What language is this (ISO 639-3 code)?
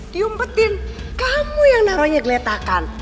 ind